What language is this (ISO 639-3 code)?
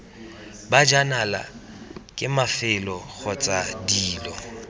tsn